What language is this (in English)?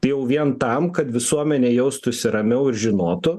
Lithuanian